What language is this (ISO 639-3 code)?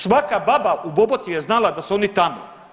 hrv